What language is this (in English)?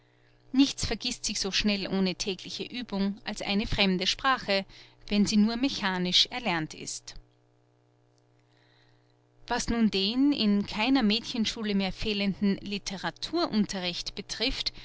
German